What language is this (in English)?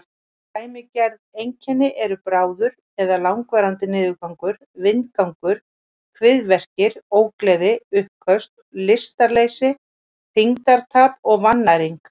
Icelandic